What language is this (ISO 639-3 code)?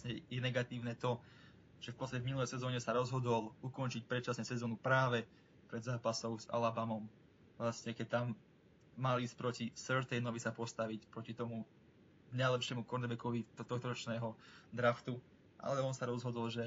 slk